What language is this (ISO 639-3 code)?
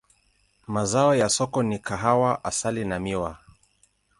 swa